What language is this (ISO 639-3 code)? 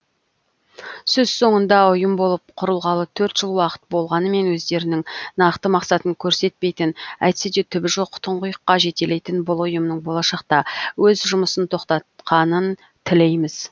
kaz